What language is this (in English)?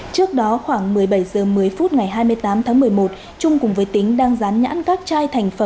Vietnamese